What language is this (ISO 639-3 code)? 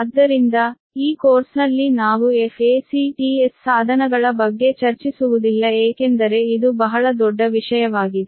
kan